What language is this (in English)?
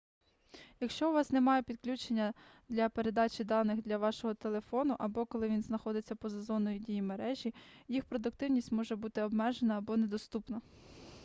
Ukrainian